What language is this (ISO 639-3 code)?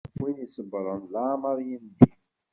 kab